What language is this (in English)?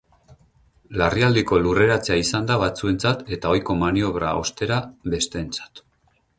Basque